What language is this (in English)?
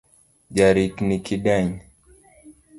Luo (Kenya and Tanzania)